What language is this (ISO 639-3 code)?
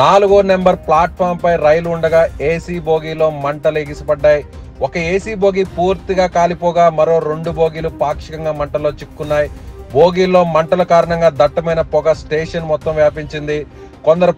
tel